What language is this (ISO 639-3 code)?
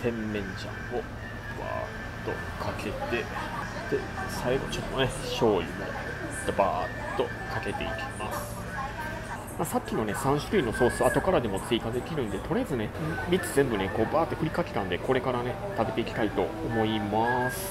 jpn